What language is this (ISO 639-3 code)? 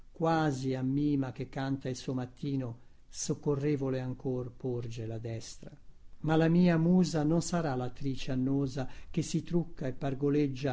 ita